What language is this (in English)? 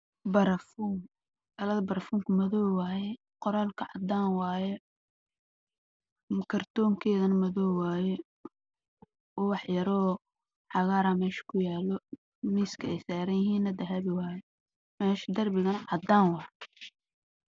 Somali